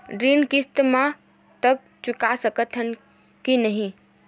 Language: Chhattisgarhi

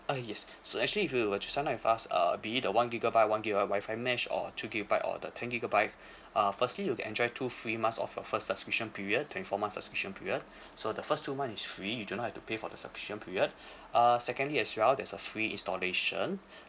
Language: English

